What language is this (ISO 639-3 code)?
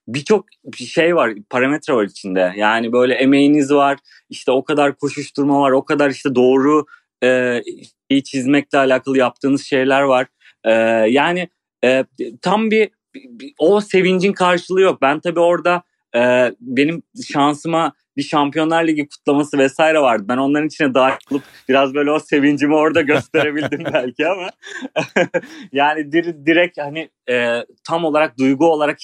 tur